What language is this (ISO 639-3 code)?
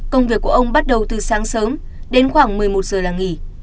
vie